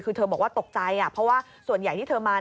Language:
Thai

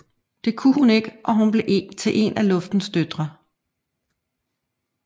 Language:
Danish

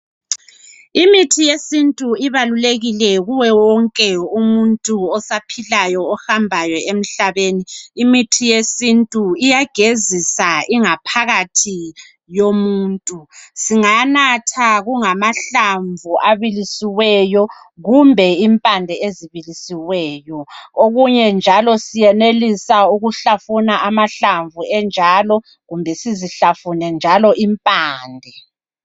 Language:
North Ndebele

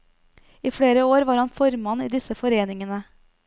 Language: Norwegian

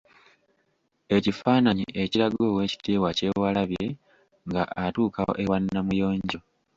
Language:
Ganda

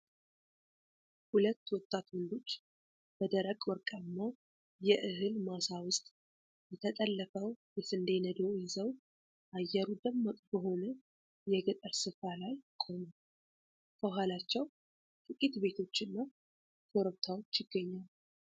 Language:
Amharic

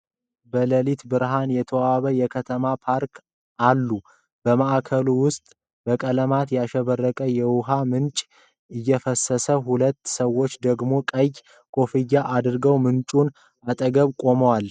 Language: Amharic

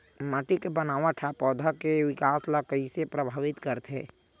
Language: Chhattisgarhi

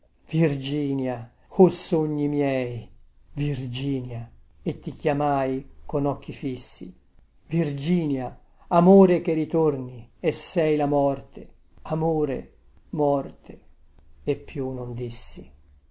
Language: Italian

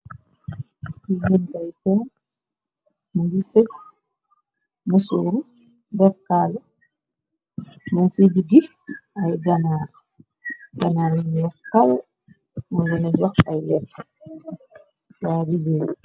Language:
Wolof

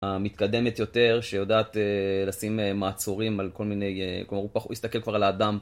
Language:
Hebrew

